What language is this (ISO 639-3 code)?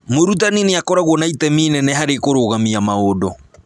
kik